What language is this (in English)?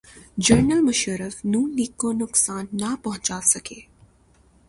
Urdu